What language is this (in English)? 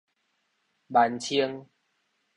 Min Nan Chinese